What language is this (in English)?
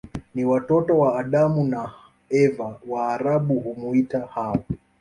Swahili